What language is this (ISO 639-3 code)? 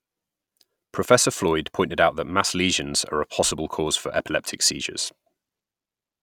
eng